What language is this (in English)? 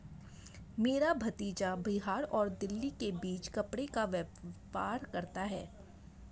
Hindi